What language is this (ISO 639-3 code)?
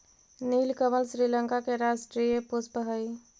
mag